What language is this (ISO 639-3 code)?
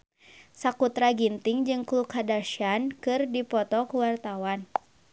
sun